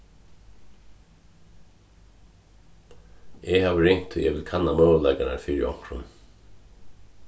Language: Faroese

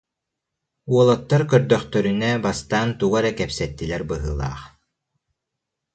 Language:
Yakut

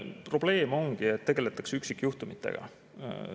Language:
Estonian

